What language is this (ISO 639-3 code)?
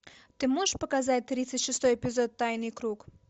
rus